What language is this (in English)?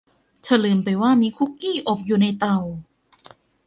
Thai